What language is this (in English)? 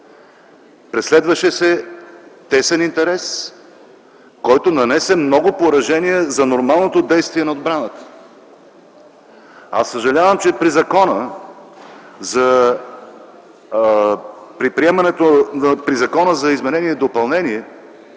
Bulgarian